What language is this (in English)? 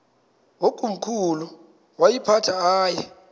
Xhosa